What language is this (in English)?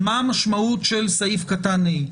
Hebrew